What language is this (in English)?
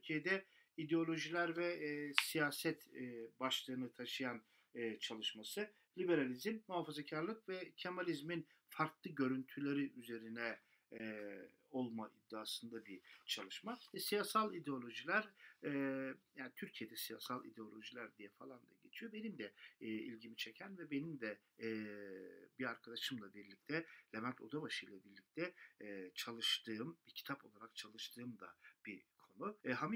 Turkish